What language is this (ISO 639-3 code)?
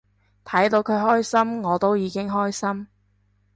yue